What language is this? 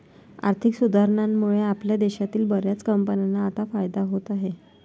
Marathi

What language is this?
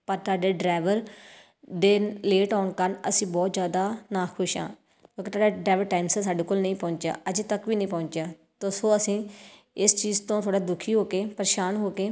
Punjabi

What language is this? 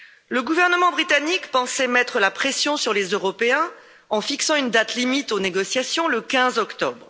French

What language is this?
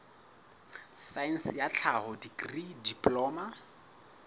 Southern Sotho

